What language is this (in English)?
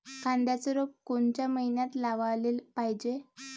Marathi